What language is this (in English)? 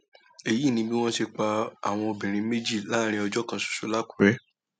Yoruba